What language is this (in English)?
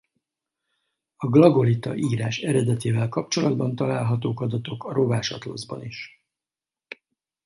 Hungarian